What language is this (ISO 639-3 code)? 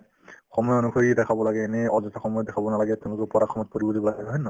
asm